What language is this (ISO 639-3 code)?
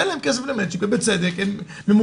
heb